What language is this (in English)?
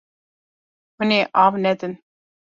Kurdish